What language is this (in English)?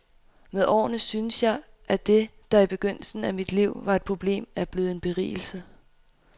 Danish